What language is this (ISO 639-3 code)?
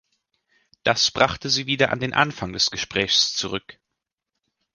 deu